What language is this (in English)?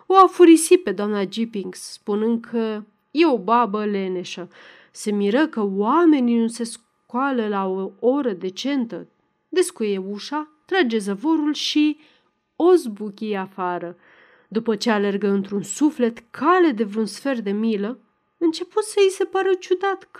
Romanian